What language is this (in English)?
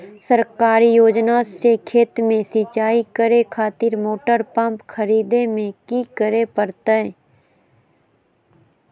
Magahi